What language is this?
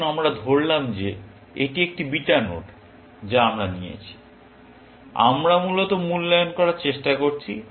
Bangla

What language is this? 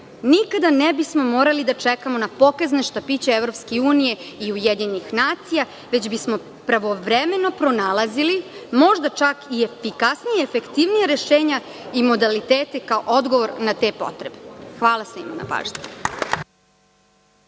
Serbian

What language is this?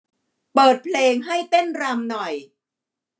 Thai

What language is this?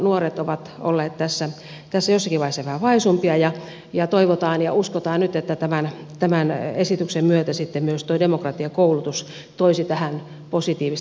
Finnish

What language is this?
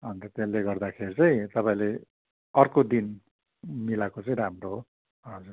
Nepali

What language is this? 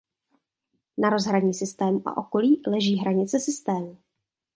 Czech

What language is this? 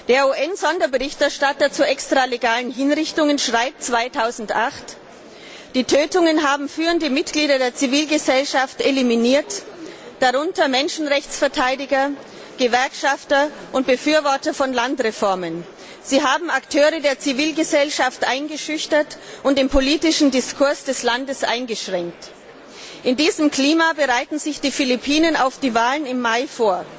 German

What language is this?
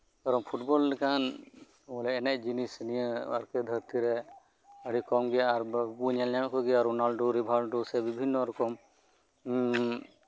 Santali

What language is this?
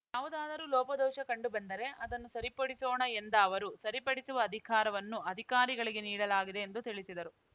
Kannada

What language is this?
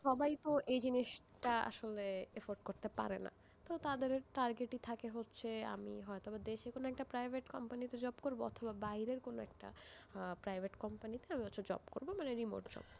Bangla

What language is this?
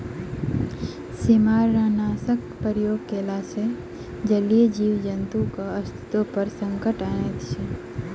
Maithili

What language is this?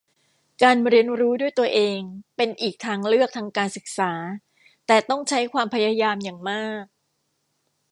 Thai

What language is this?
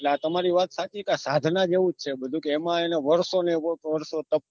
Gujarati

